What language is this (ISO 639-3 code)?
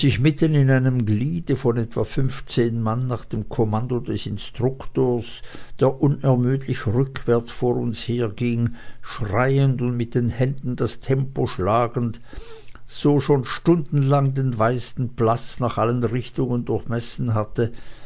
deu